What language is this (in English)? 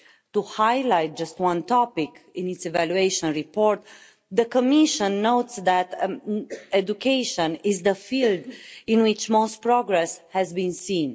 English